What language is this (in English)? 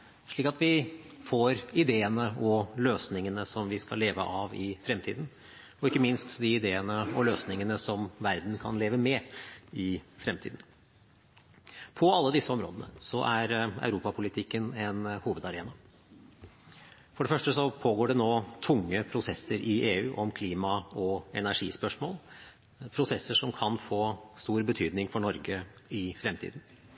Norwegian Bokmål